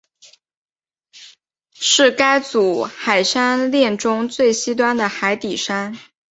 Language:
Chinese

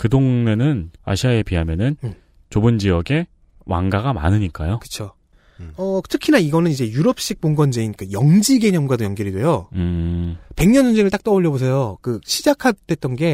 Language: Korean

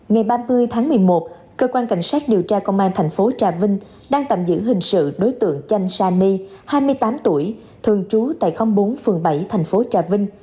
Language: Vietnamese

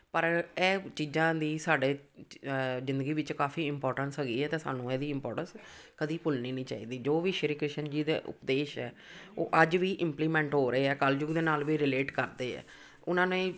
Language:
Punjabi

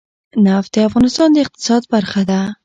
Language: Pashto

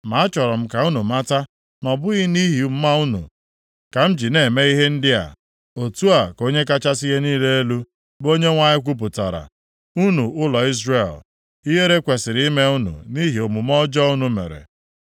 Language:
Igbo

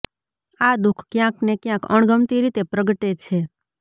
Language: Gujarati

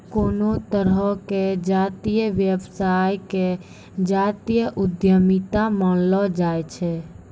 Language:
Maithili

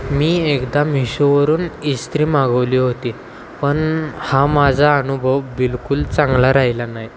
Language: Marathi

